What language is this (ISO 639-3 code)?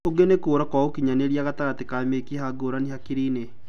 kik